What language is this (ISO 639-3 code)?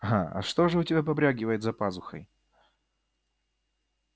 rus